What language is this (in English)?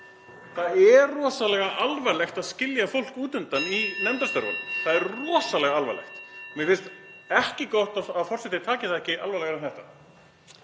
Icelandic